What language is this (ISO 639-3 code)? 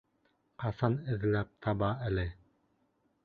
bak